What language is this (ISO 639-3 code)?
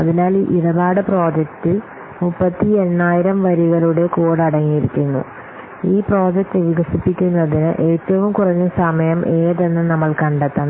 mal